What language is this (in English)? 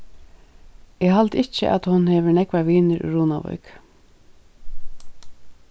Faroese